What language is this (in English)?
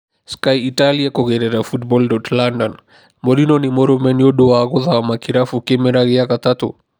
Kikuyu